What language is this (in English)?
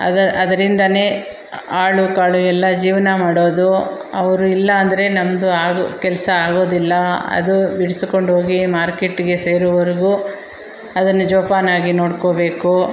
Kannada